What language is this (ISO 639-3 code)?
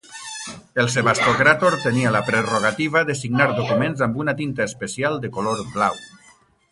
cat